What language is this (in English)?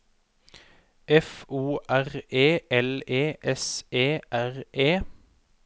Norwegian